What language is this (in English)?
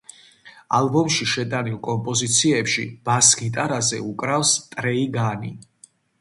Georgian